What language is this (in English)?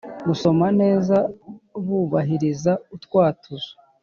Kinyarwanda